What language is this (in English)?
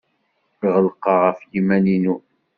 Kabyle